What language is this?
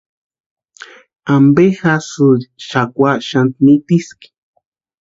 Western Highland Purepecha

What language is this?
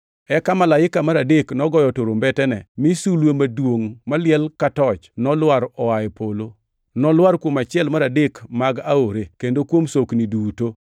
Luo (Kenya and Tanzania)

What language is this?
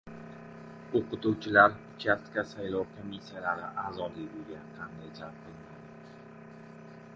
Uzbek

